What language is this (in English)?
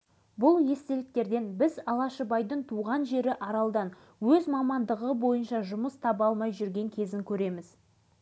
Kazakh